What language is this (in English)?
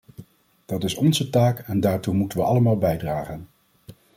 Dutch